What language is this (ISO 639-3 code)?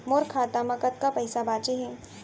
hne